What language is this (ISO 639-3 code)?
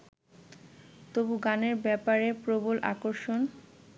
ben